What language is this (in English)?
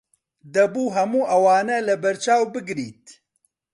Central Kurdish